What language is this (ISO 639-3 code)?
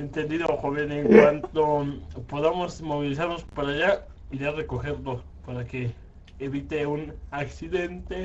spa